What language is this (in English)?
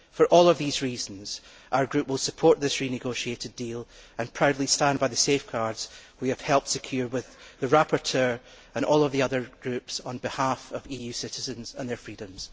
English